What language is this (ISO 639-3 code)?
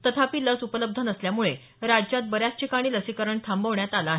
mar